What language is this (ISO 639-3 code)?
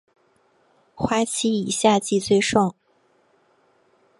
zho